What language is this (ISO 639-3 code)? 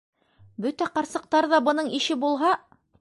bak